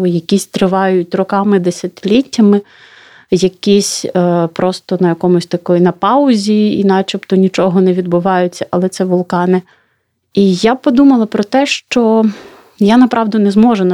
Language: Ukrainian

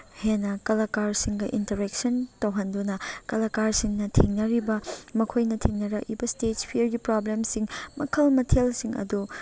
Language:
Manipuri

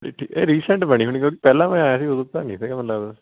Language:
Punjabi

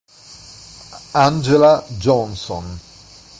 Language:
Italian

